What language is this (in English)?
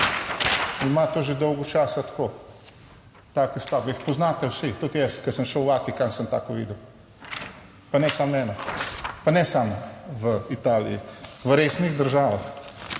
Slovenian